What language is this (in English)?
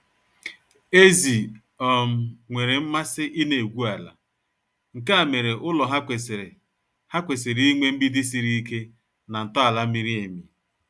Igbo